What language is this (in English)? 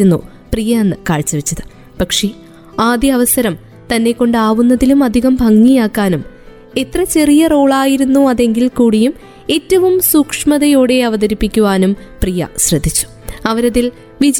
Malayalam